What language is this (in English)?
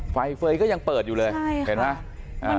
Thai